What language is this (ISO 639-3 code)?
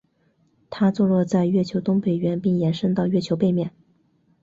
zho